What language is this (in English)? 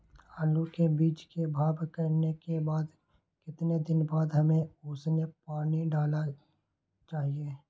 Magahi